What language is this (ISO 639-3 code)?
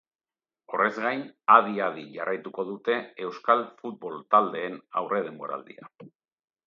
eus